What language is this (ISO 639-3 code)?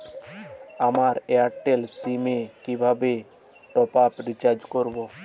ben